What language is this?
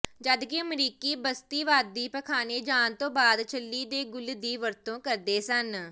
Punjabi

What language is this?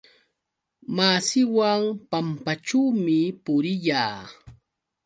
Yauyos Quechua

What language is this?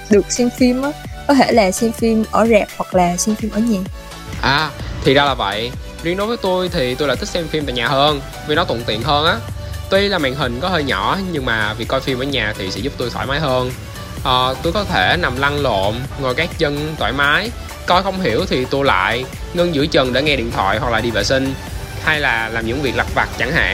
Vietnamese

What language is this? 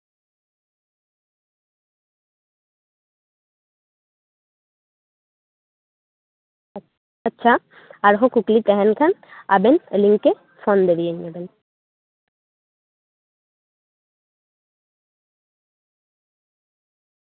Santali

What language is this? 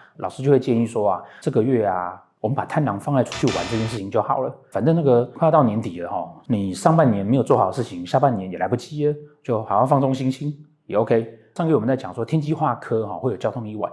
Chinese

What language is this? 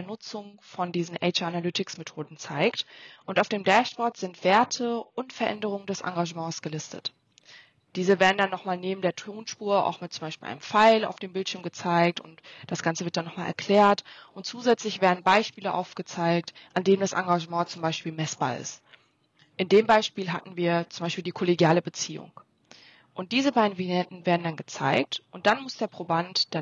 German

